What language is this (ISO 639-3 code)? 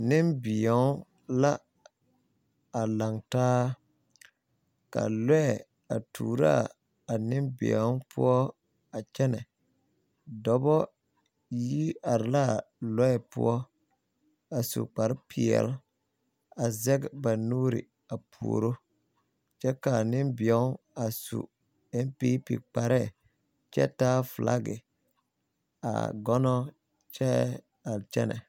dga